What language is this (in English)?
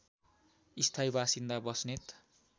Nepali